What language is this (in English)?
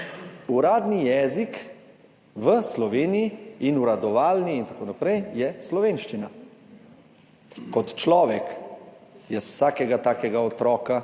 Slovenian